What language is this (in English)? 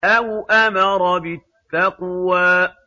Arabic